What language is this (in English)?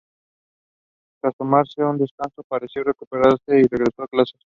Spanish